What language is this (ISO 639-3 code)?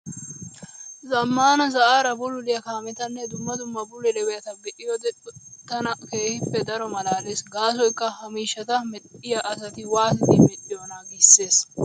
wal